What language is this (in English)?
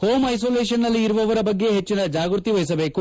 Kannada